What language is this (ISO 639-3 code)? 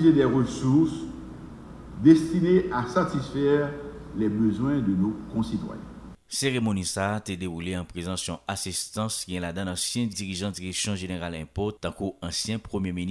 fra